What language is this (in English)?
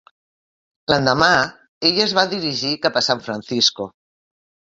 Catalan